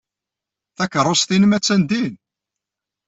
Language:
Kabyle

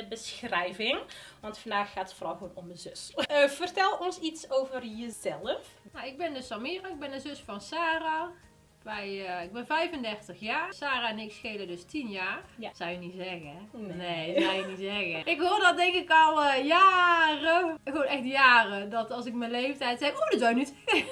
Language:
Dutch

